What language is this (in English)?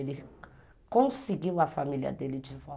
Portuguese